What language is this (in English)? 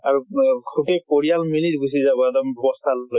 Assamese